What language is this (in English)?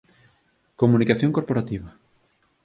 Galician